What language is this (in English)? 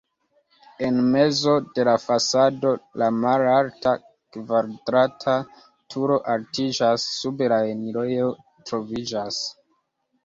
Esperanto